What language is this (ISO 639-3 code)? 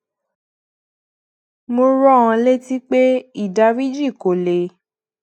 yor